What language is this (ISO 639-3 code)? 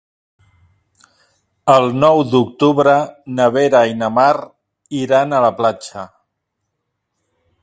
cat